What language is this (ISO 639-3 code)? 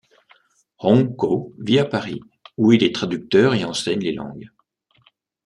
fra